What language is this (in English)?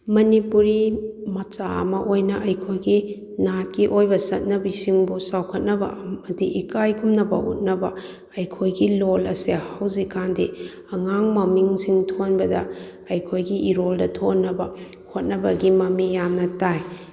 Manipuri